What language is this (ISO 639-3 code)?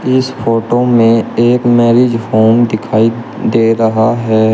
hin